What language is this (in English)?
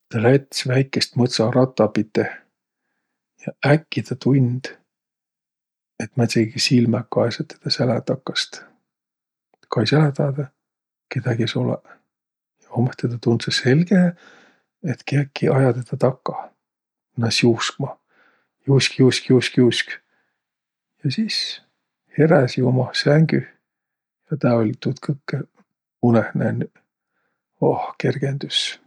Võro